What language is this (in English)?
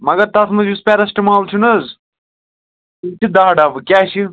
Kashmiri